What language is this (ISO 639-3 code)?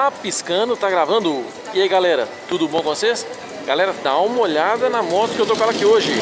por